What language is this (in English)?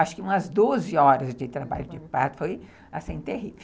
Portuguese